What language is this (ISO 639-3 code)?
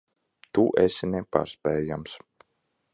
lav